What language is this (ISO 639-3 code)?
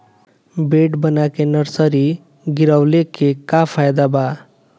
bho